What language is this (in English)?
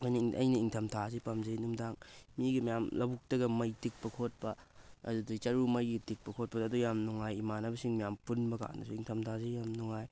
Manipuri